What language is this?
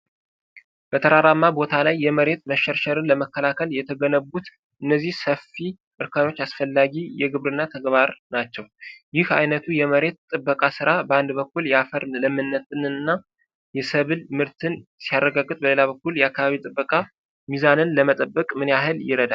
Amharic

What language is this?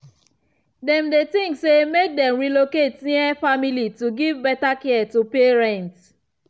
Nigerian Pidgin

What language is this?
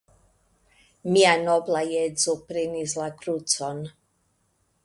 Esperanto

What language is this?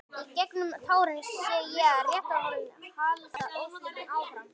Icelandic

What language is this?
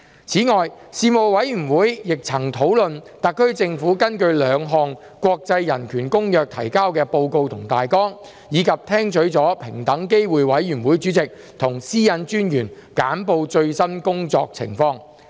Cantonese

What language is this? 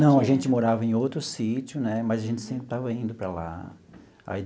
Portuguese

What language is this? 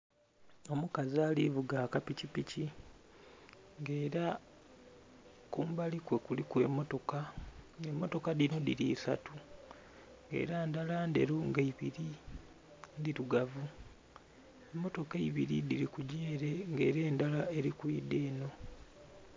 Soga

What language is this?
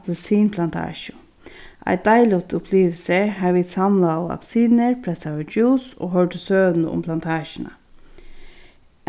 Faroese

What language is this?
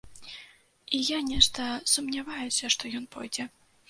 Belarusian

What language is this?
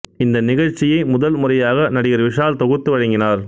Tamil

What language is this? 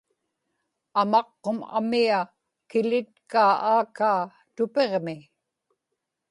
Inupiaq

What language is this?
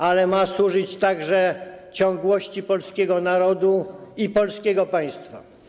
Polish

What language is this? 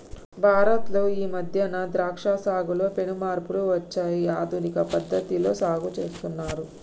Telugu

